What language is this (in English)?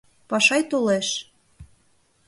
Mari